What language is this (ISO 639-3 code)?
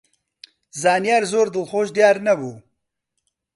ckb